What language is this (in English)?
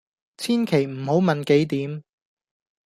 Cantonese